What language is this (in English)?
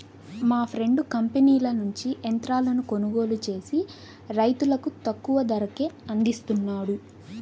Telugu